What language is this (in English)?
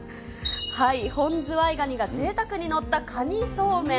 Japanese